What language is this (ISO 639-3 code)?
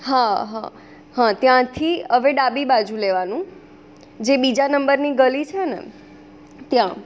guj